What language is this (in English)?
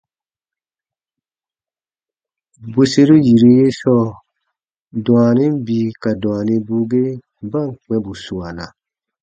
Baatonum